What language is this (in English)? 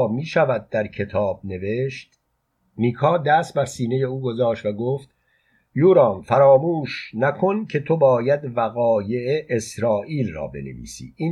Persian